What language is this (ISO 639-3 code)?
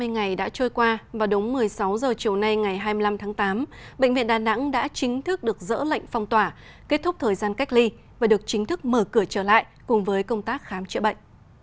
vie